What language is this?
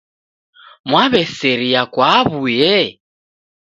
Taita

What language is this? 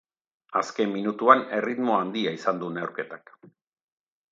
Basque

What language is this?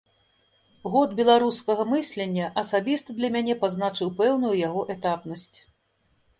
Belarusian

